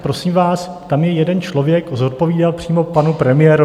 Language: Czech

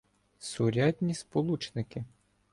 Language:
Ukrainian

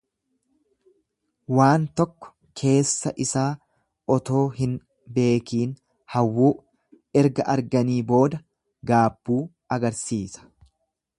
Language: Oromo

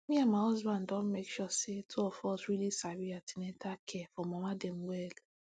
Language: Nigerian Pidgin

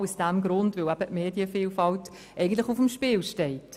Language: Swiss German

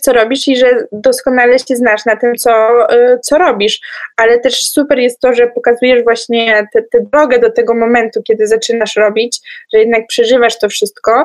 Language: Polish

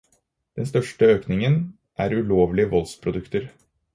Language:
Norwegian Bokmål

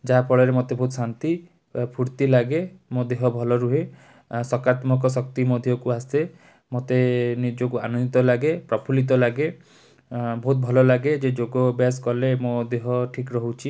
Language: Odia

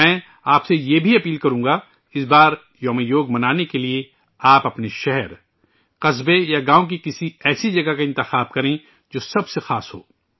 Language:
Urdu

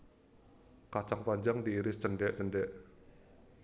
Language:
Javanese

